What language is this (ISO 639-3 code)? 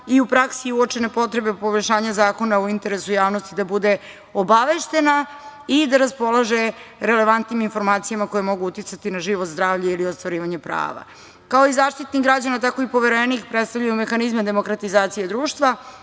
srp